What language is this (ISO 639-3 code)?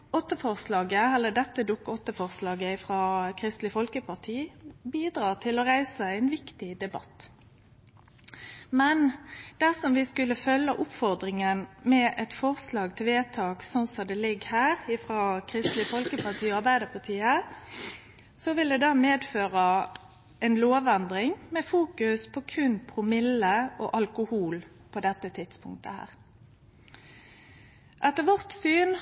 nno